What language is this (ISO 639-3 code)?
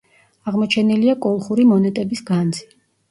kat